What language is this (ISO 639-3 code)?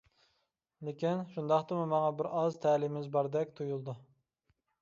uig